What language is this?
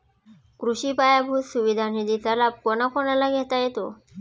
Marathi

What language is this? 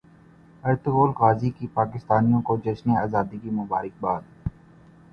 Urdu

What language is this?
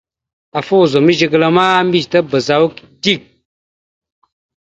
Mada (Cameroon)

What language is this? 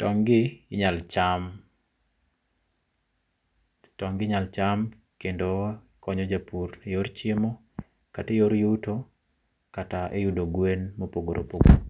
Luo (Kenya and Tanzania)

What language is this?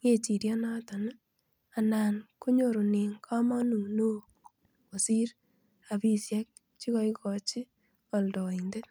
Kalenjin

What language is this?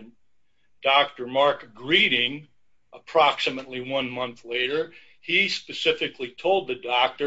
English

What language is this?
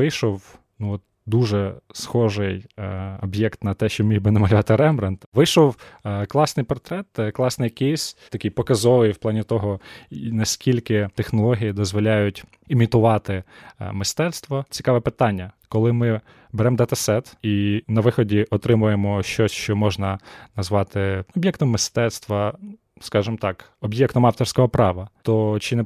Ukrainian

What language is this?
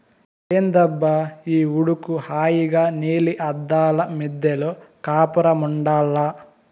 Telugu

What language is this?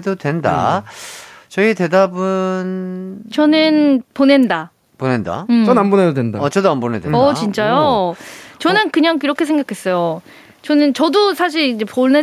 Korean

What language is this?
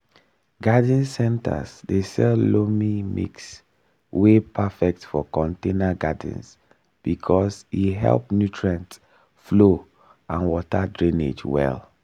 Nigerian Pidgin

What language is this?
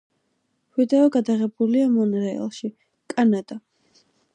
Georgian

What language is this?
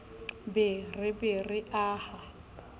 Southern Sotho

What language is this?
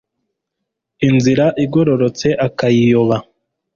Kinyarwanda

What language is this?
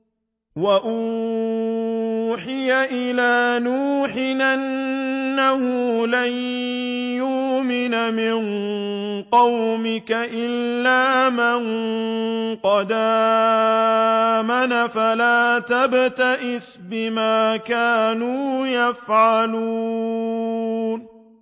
Arabic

